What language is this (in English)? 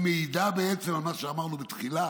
Hebrew